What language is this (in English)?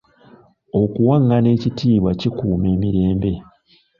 Ganda